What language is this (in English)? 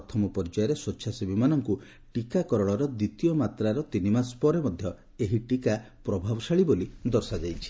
Odia